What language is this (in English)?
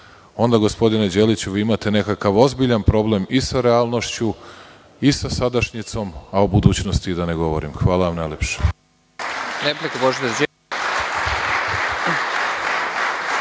Serbian